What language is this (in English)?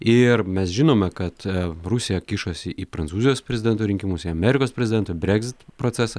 Lithuanian